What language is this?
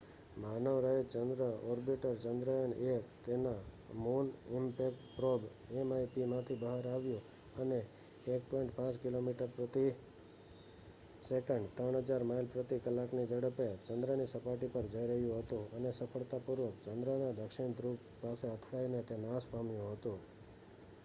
Gujarati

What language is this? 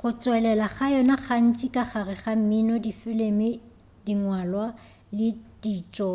Northern Sotho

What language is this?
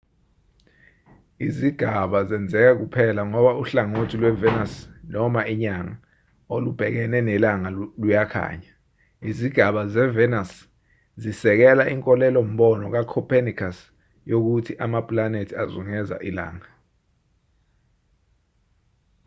Zulu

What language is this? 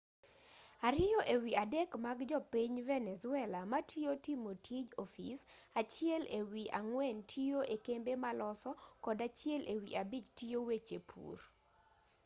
Luo (Kenya and Tanzania)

